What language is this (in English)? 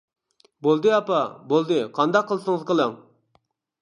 Uyghur